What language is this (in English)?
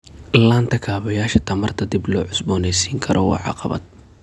Somali